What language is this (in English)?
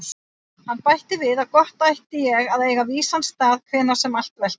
Icelandic